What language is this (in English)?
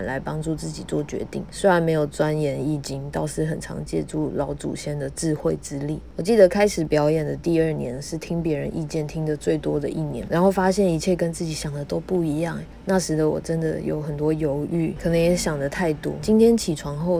Chinese